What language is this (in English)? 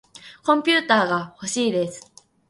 Japanese